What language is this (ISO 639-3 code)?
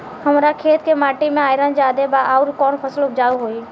bho